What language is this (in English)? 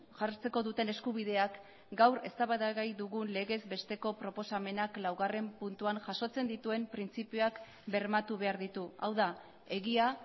Basque